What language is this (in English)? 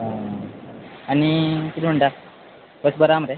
Konkani